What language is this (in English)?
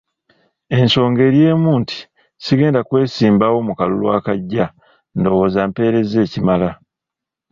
Ganda